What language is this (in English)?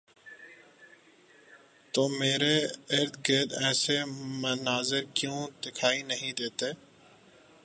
Urdu